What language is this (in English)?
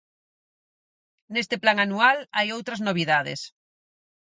Galician